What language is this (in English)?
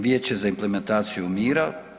Croatian